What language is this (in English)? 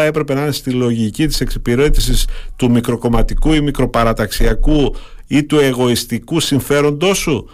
Greek